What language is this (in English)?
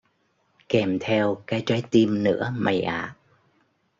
Vietnamese